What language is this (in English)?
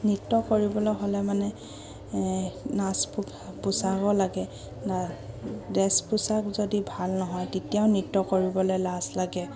Assamese